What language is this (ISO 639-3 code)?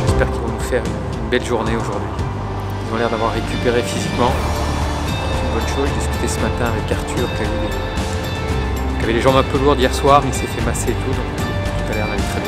fra